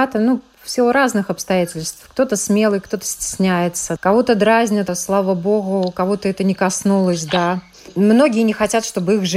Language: Russian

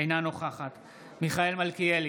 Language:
Hebrew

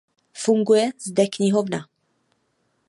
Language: Czech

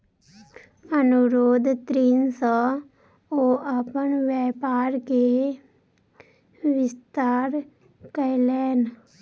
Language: Maithili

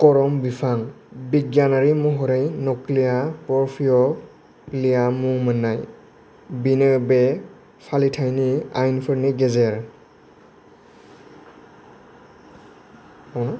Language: Bodo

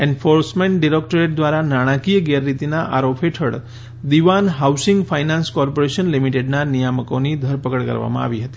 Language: Gujarati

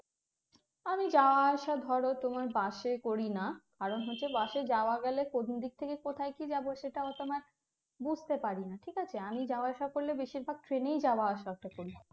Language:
Bangla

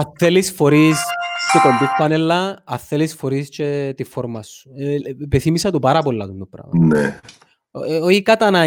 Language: Greek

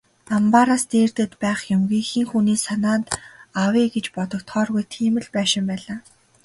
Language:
Mongolian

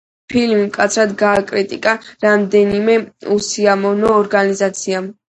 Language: Georgian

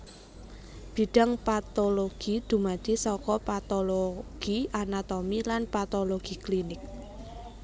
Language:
Javanese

